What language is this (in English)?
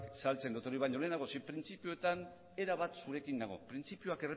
Basque